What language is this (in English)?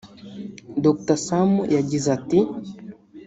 Kinyarwanda